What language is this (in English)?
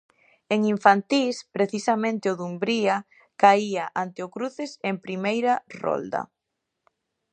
Galician